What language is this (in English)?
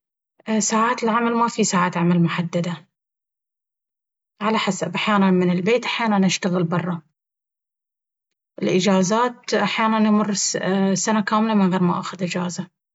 Baharna Arabic